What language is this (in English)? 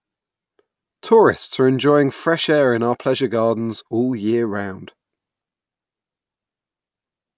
English